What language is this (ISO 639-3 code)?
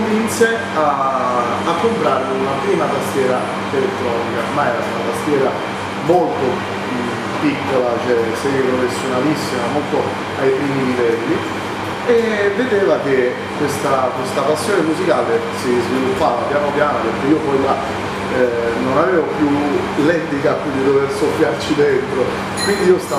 ita